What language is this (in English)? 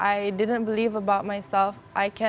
Indonesian